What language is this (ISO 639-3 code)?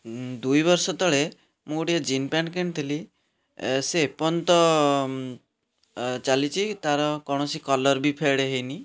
ori